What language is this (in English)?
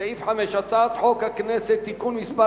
Hebrew